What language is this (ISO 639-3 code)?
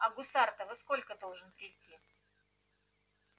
rus